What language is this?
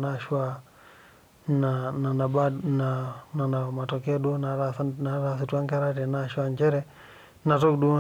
Masai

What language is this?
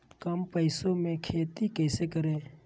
Magahi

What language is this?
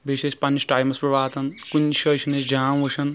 Kashmiri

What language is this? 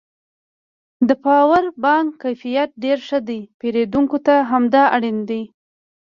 Pashto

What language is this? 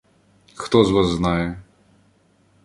Ukrainian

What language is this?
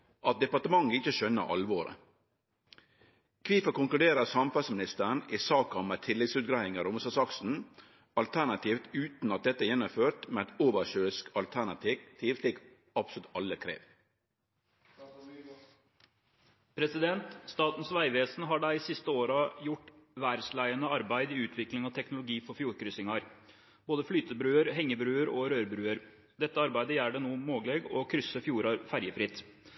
Norwegian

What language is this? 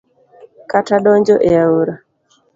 Luo (Kenya and Tanzania)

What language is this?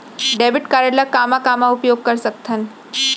Chhattisgarhi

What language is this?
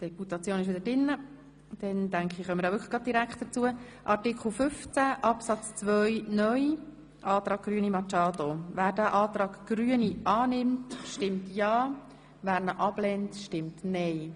Swiss German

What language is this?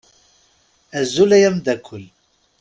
Kabyle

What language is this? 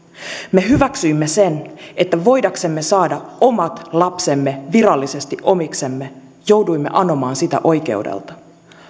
Finnish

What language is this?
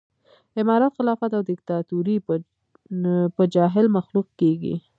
Pashto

